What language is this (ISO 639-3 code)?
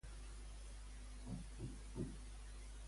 cat